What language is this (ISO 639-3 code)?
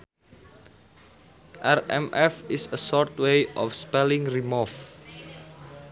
sun